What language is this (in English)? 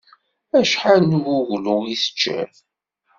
Kabyle